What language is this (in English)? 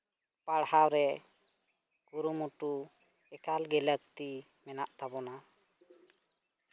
Santali